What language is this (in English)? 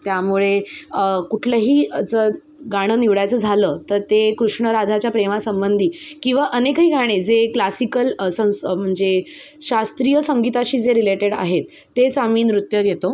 Marathi